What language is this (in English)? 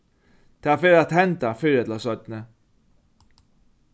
Faroese